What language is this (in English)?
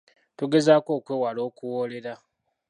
Ganda